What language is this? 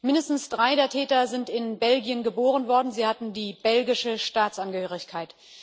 German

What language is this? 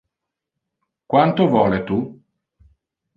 Interlingua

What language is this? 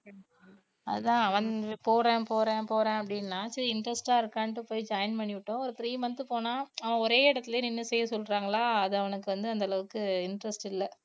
Tamil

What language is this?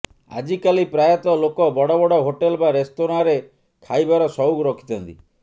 Odia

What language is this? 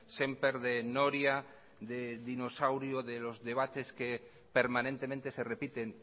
Spanish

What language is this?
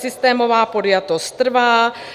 Czech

